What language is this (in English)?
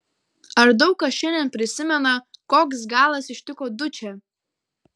Lithuanian